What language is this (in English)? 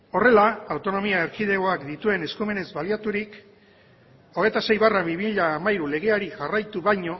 Basque